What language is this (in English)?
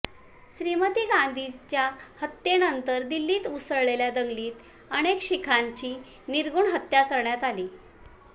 Marathi